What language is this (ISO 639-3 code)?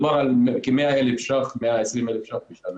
heb